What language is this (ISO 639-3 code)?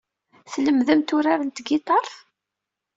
kab